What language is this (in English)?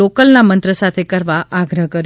Gujarati